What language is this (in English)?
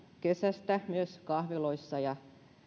Finnish